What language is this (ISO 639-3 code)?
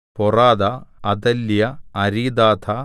mal